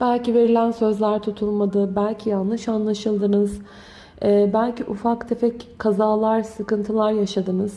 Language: Turkish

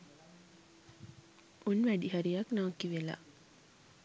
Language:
Sinhala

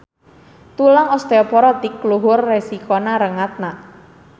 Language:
Sundanese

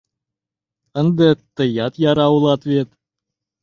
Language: Mari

